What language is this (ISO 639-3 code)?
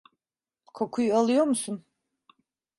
tur